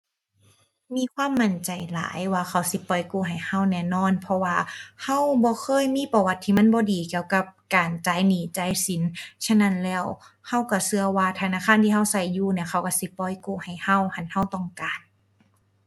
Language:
Thai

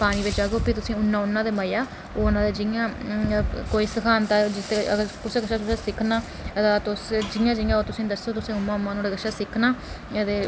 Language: Dogri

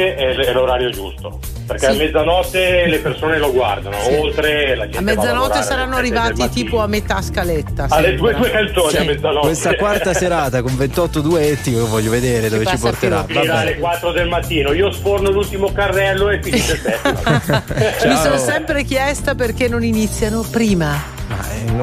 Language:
Italian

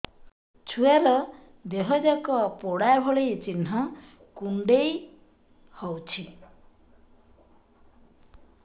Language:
Odia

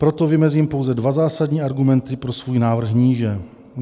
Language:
Czech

